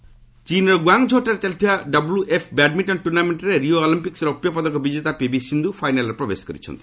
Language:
Odia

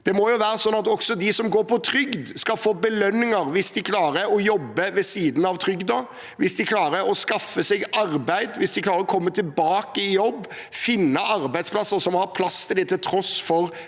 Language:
Norwegian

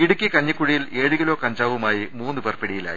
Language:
Malayalam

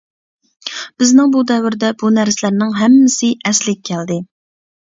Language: Uyghur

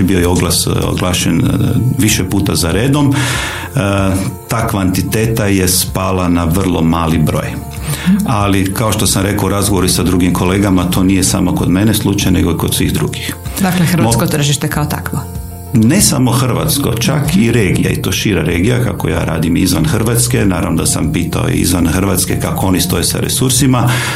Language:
Croatian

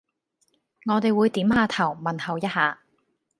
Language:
Cantonese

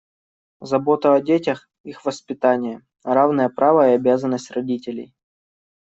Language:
Russian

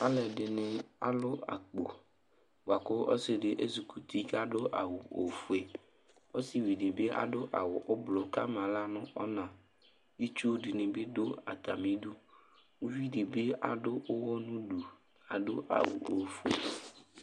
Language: Ikposo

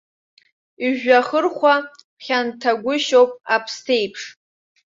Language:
Abkhazian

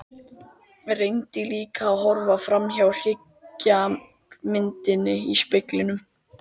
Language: Icelandic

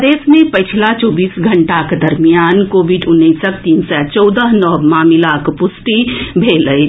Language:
Maithili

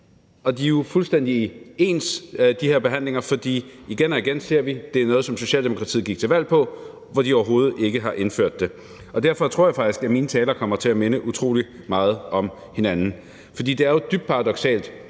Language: Danish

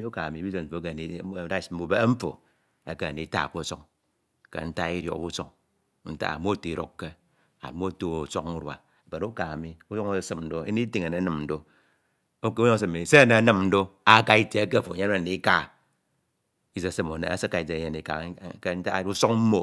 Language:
Ito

